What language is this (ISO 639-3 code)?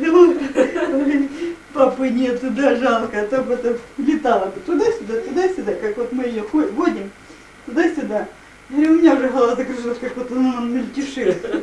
rus